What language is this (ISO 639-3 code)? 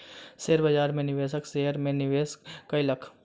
mai